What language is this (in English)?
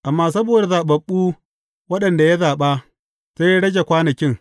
Hausa